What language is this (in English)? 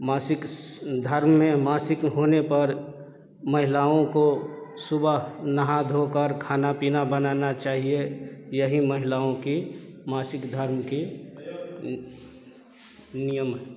Hindi